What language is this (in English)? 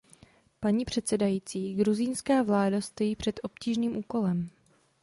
Czech